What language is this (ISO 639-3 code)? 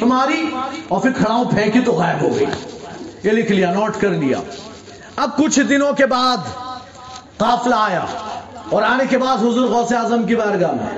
urd